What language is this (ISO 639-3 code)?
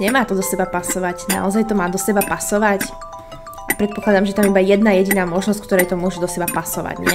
pol